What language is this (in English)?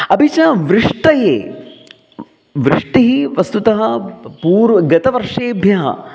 Sanskrit